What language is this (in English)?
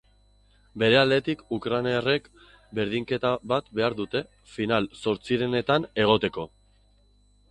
Basque